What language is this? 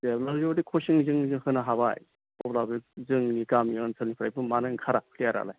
Bodo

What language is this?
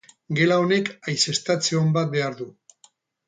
Basque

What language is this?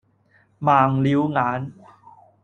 Cantonese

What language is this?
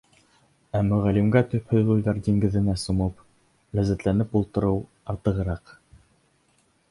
Bashkir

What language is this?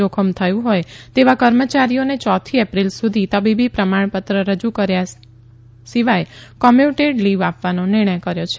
Gujarati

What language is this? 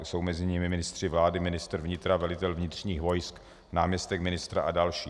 Czech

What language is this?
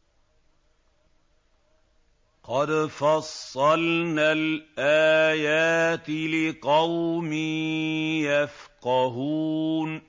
Arabic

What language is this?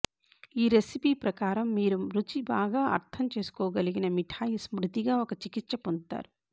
Telugu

